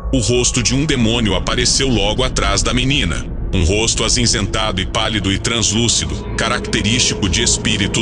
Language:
Portuguese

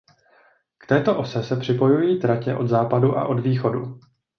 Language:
Czech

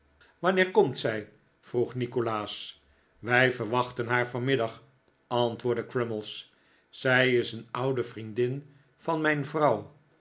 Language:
Dutch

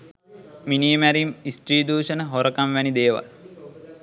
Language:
Sinhala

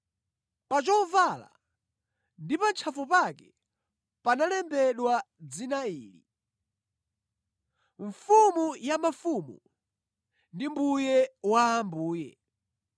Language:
Nyanja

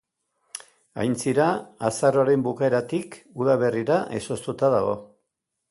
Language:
Basque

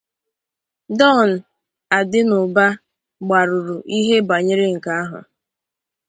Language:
Igbo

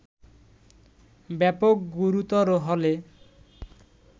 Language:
Bangla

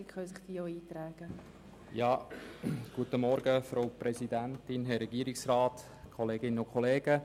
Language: Swiss German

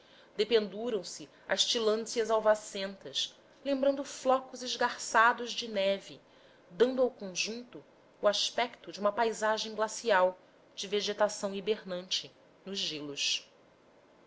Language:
Portuguese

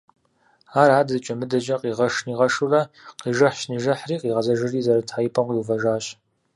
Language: Kabardian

